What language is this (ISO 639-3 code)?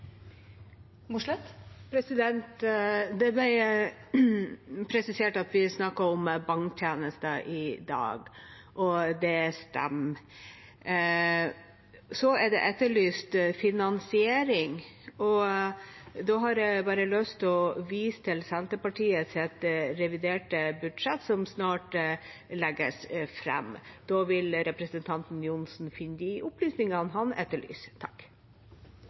nob